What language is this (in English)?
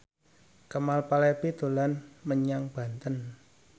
Javanese